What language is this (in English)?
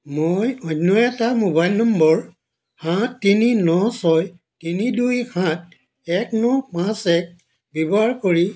Assamese